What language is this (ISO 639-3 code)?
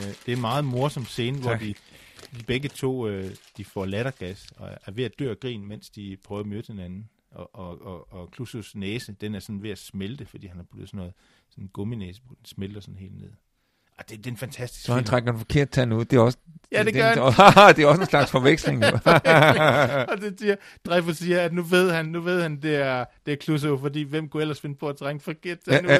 dan